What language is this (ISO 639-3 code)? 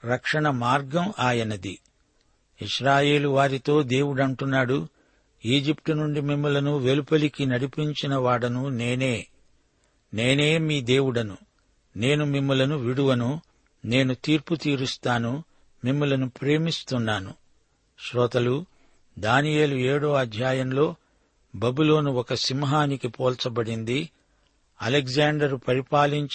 tel